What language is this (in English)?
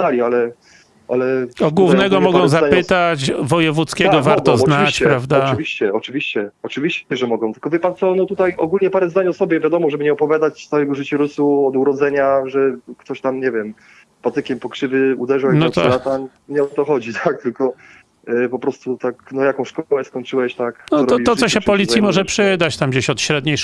Polish